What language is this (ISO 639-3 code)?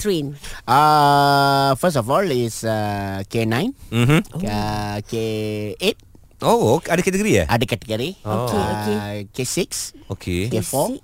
msa